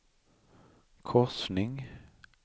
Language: Swedish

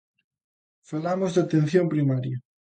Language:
Galician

